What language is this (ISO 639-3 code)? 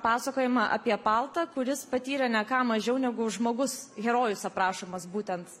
lit